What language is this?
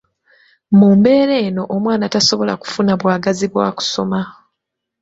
Ganda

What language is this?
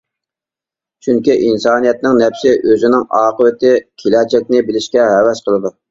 Uyghur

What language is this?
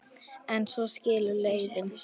Icelandic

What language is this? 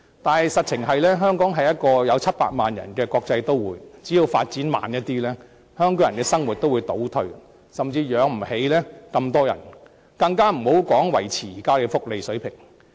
Cantonese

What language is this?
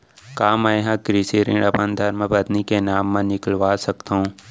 Chhattisgarhi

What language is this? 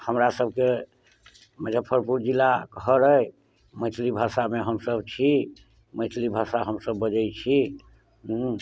Maithili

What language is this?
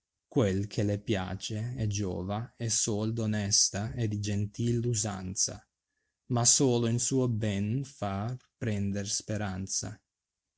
Italian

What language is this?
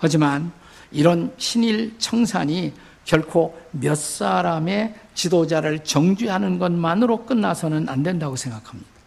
Korean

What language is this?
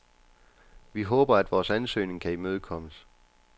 Danish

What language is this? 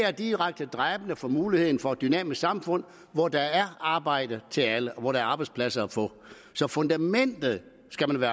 Danish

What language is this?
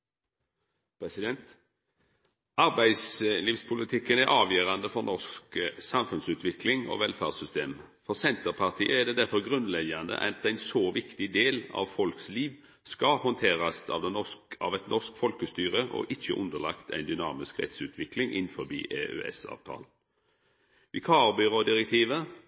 Norwegian Nynorsk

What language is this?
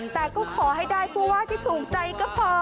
Thai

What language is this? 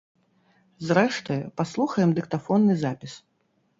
Belarusian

